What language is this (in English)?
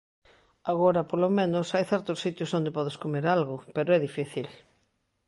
Galician